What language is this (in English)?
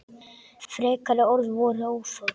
Icelandic